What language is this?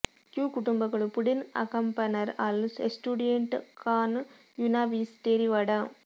Kannada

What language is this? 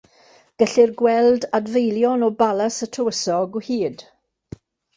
Welsh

